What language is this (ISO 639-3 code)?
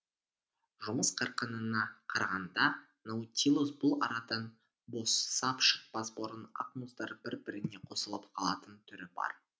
kaz